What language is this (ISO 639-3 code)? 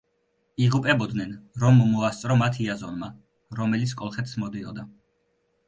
kat